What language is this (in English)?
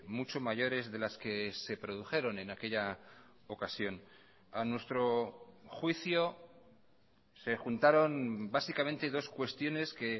Spanish